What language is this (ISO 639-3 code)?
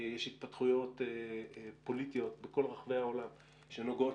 heb